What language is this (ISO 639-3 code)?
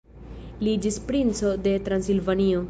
epo